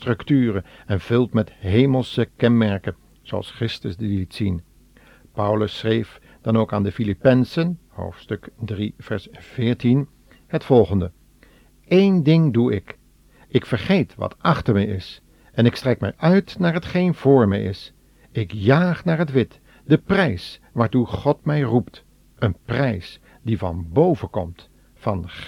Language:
Dutch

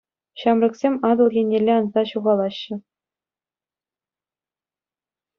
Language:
Chuvash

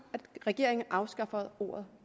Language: Danish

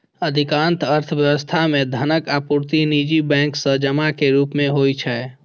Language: Maithili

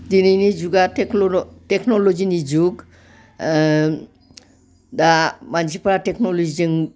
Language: Bodo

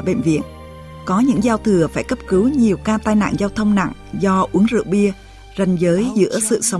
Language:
Vietnamese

